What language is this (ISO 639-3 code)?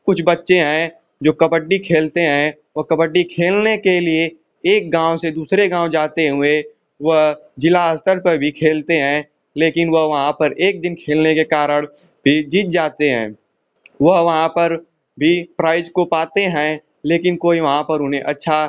hin